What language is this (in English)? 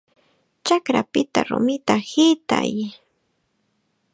Chiquián Ancash Quechua